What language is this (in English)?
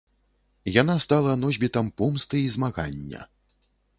Belarusian